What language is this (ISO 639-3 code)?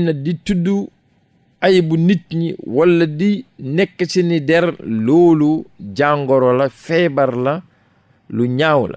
fra